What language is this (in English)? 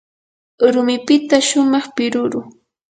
Yanahuanca Pasco Quechua